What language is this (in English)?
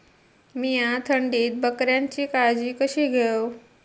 Marathi